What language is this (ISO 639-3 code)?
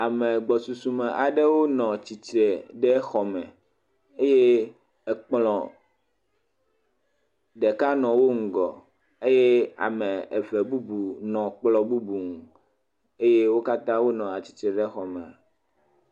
ewe